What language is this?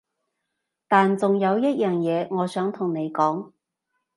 Cantonese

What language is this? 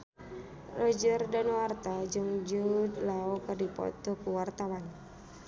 Sundanese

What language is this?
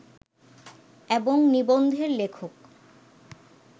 Bangla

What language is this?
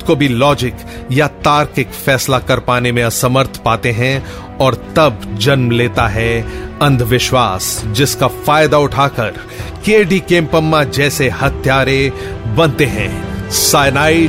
Hindi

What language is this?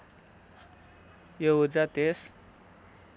Nepali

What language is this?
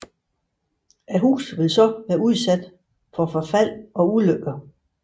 Danish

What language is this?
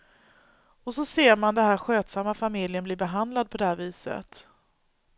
Swedish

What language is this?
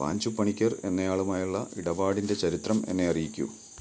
Malayalam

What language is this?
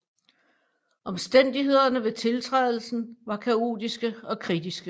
Danish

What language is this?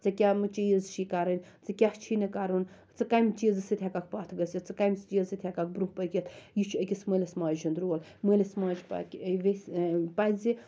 Kashmiri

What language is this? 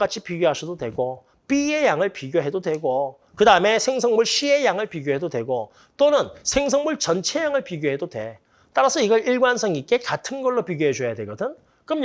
Korean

